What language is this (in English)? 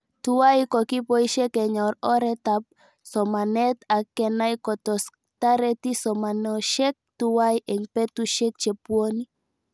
Kalenjin